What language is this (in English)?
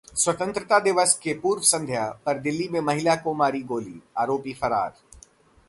Hindi